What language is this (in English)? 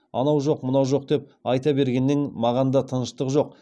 Kazakh